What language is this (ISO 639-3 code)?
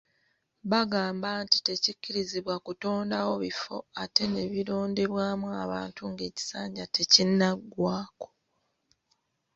lug